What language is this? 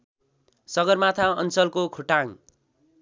Nepali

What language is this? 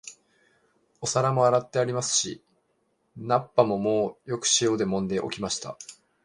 Japanese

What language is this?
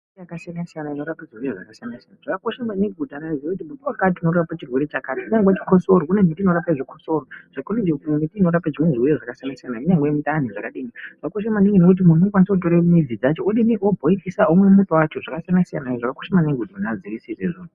Ndau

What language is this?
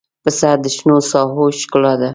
Pashto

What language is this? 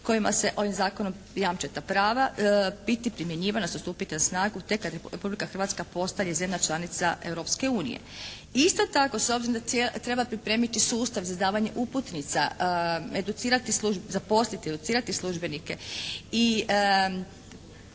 Croatian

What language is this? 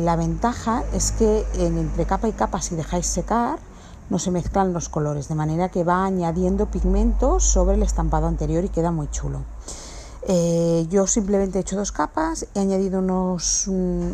Spanish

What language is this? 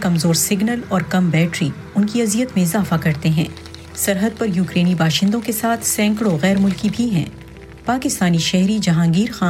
Urdu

